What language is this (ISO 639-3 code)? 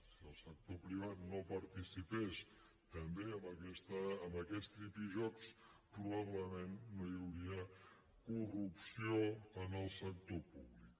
cat